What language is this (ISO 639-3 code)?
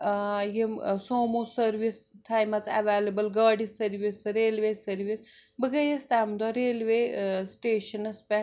kas